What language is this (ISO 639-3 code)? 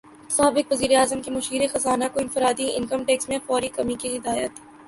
urd